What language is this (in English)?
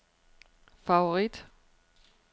Danish